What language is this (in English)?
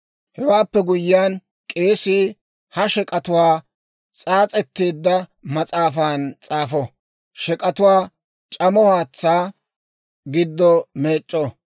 Dawro